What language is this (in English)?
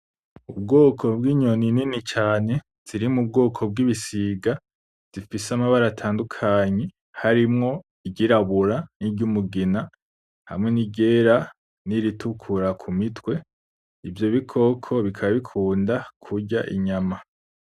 Rundi